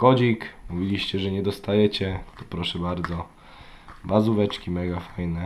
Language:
Polish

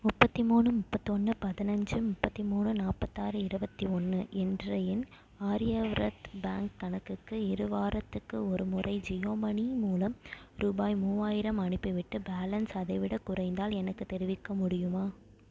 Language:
Tamil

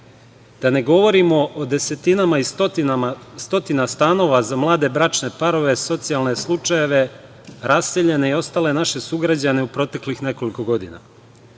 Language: Serbian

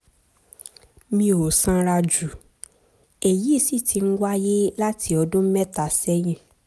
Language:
Yoruba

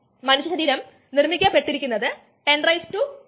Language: Malayalam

